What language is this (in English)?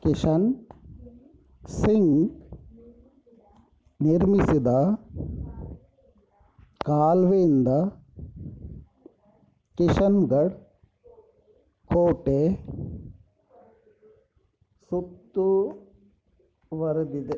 Kannada